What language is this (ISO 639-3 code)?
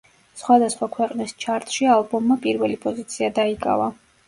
kat